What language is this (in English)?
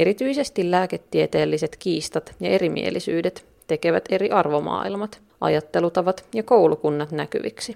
Finnish